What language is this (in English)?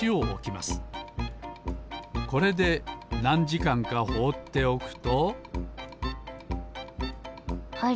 Japanese